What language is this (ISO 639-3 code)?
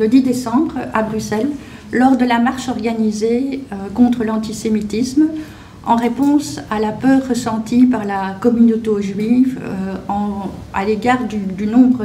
fra